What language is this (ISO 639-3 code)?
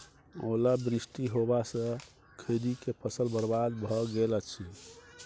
mai